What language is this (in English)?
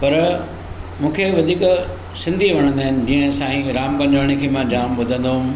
Sindhi